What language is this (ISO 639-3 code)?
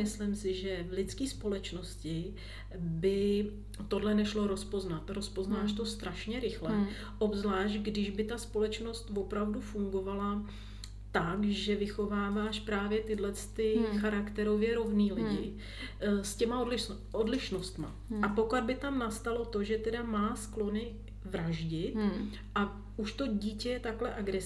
ces